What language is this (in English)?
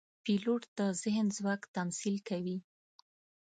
Pashto